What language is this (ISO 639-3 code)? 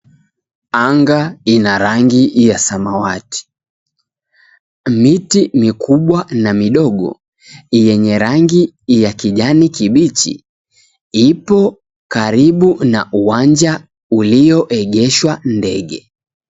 swa